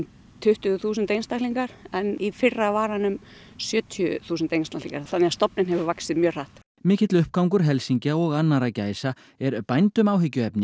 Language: Icelandic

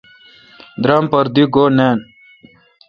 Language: Kalkoti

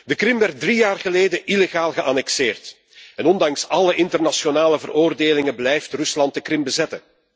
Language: Dutch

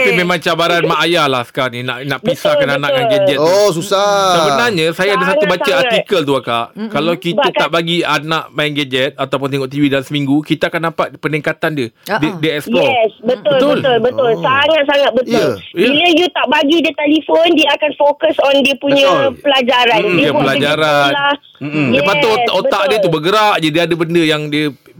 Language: Malay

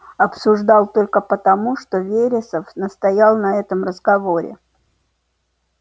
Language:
Russian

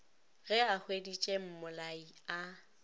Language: Northern Sotho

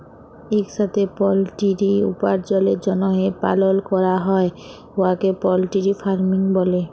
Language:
Bangla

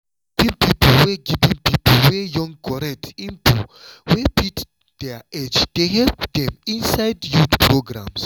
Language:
Nigerian Pidgin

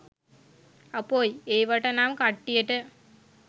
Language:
Sinhala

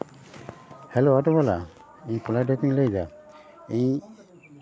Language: Santali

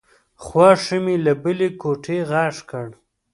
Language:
Pashto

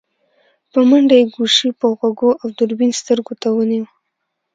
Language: Pashto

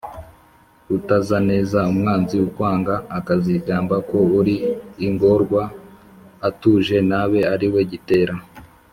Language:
Kinyarwanda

